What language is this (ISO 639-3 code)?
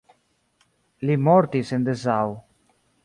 epo